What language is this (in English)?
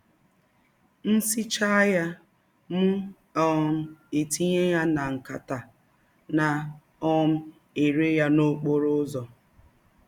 Igbo